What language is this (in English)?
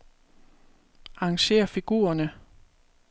Danish